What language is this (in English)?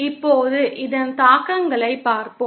Tamil